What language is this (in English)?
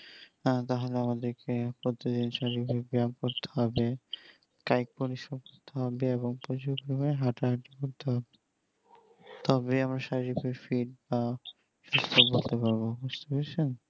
Bangla